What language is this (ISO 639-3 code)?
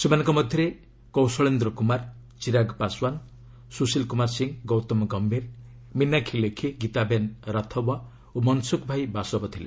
ori